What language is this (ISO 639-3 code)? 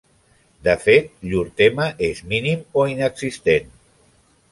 cat